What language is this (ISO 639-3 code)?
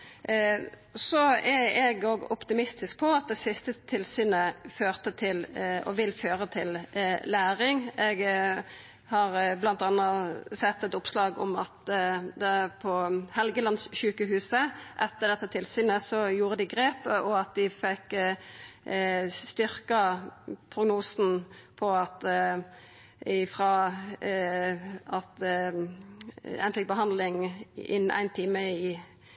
nno